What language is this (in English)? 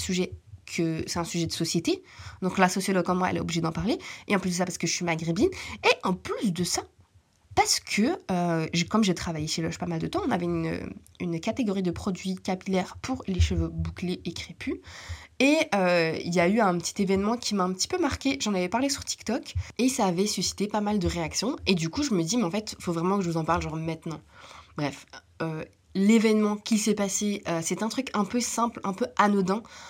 French